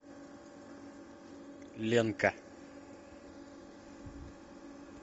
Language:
Russian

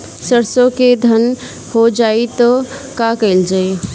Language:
Bhojpuri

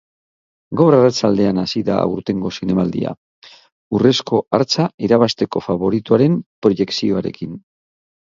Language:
Basque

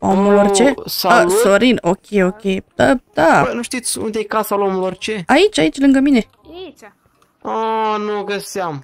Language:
Romanian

